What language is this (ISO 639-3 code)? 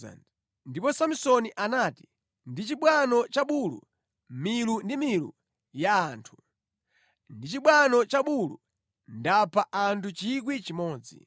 nya